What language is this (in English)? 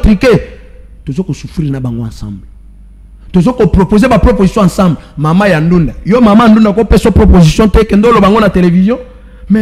French